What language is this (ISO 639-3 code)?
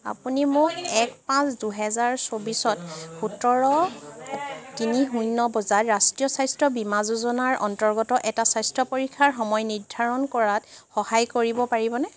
asm